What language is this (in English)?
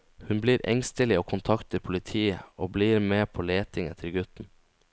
Norwegian